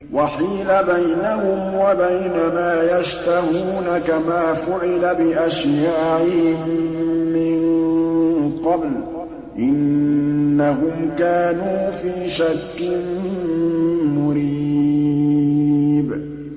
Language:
Arabic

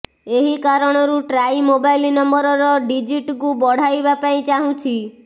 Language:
Odia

